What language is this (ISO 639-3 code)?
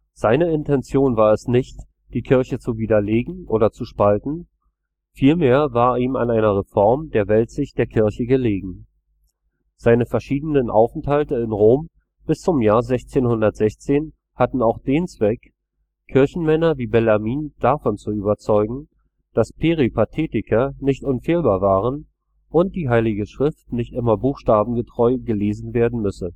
deu